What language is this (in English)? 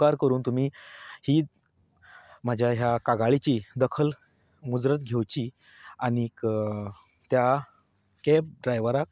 Konkani